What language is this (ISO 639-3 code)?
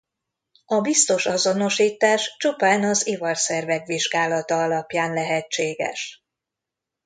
hun